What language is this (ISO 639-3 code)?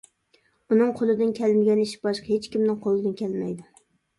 uig